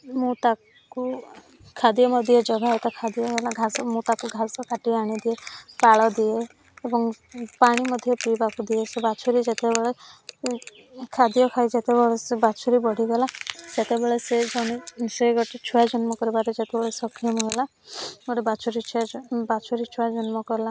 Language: Odia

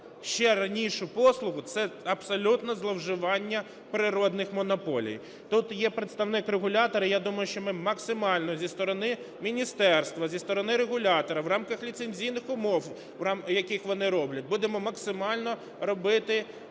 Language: Ukrainian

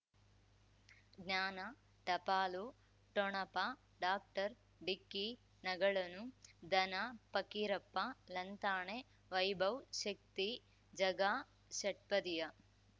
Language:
Kannada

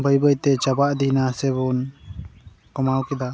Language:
Santali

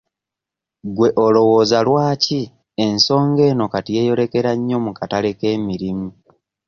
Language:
Ganda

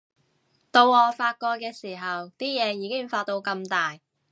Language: Cantonese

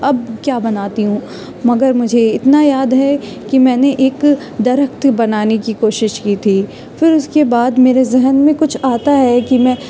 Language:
Urdu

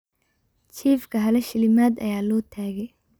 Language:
Somali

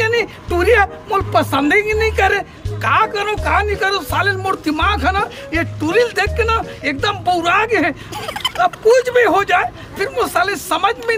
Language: Hindi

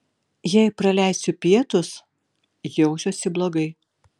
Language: Lithuanian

